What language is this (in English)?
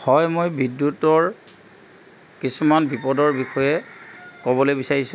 Assamese